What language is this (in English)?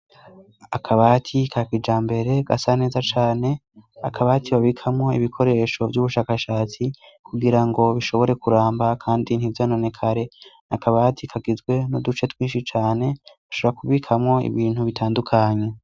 Rundi